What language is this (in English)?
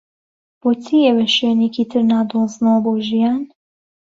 Central Kurdish